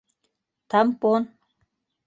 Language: Bashkir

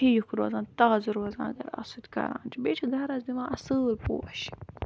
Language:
Kashmiri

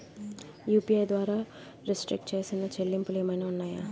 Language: Telugu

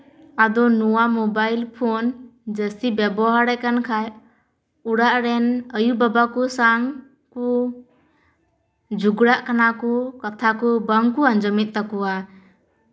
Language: Santali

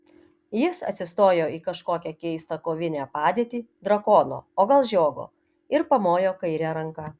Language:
Lithuanian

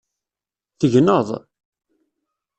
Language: Kabyle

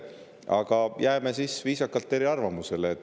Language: Estonian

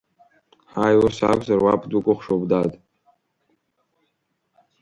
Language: Abkhazian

